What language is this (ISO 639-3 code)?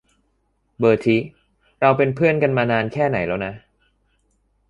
tha